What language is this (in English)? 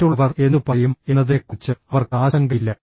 Malayalam